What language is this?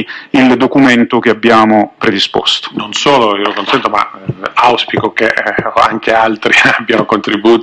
Italian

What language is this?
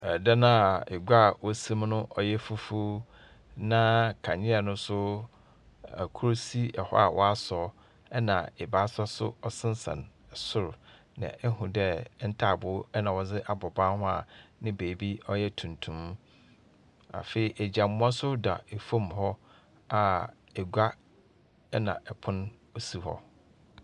Akan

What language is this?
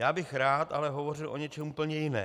Czech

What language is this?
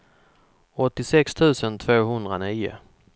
Swedish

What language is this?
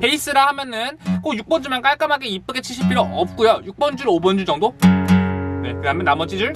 Korean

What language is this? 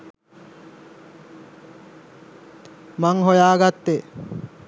Sinhala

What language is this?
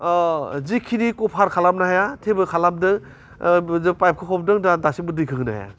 Bodo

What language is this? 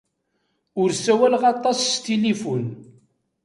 Kabyle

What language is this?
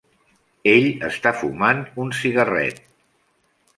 Catalan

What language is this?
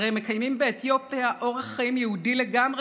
Hebrew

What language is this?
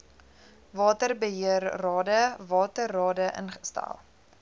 Afrikaans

